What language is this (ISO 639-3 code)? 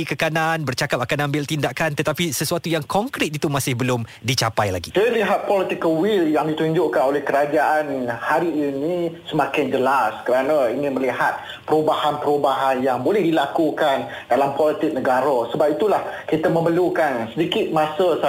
msa